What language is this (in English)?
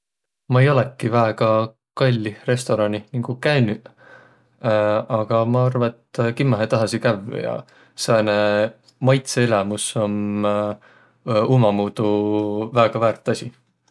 Võro